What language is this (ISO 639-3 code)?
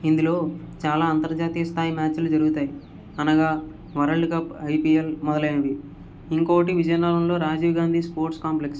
tel